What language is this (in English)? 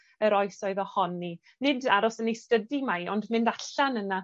Welsh